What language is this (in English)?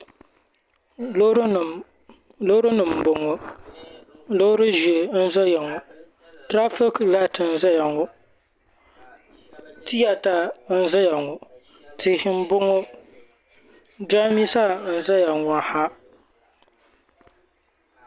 Dagbani